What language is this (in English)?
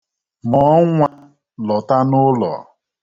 Igbo